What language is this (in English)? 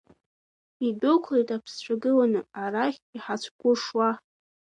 Abkhazian